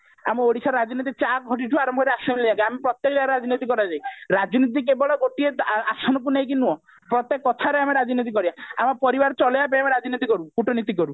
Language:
Odia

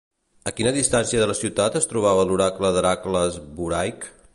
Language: Catalan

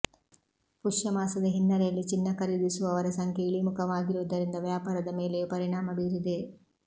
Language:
Kannada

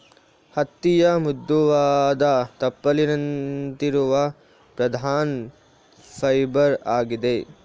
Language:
Kannada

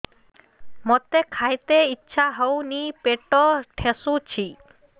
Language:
Odia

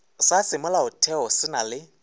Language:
Northern Sotho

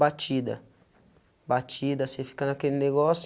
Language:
Portuguese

